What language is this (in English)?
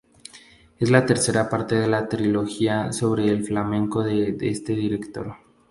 Spanish